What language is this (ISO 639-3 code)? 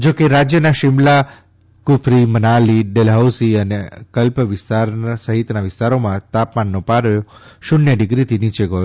guj